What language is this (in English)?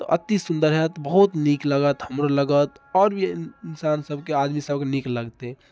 Maithili